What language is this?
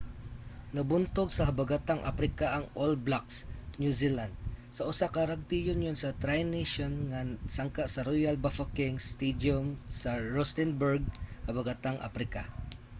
Cebuano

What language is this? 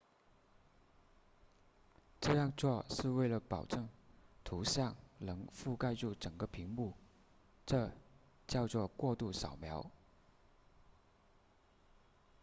Chinese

